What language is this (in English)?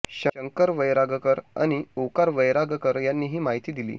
Marathi